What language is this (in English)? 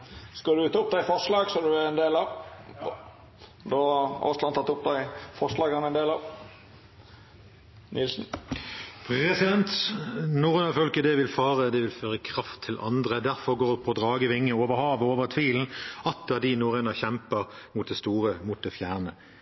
Norwegian